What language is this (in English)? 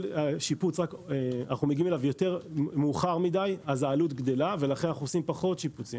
Hebrew